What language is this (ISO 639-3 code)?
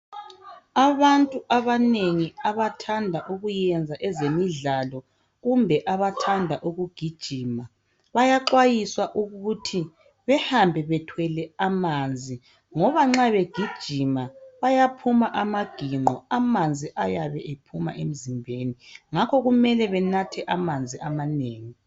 nde